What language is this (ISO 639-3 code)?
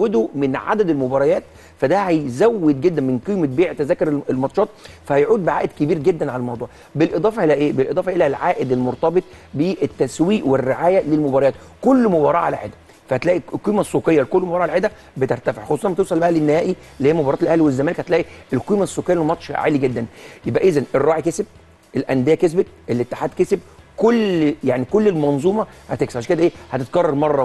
ara